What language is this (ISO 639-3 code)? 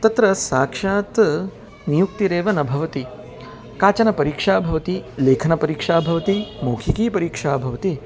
san